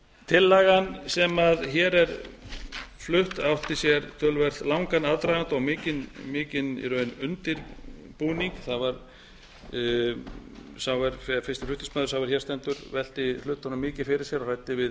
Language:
Icelandic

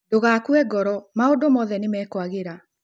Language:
Kikuyu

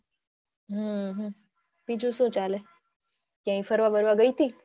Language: Gujarati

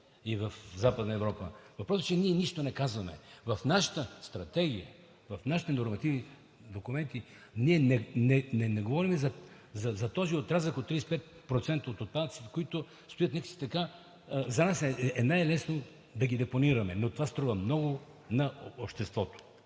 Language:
Bulgarian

